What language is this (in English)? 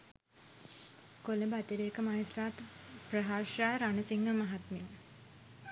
Sinhala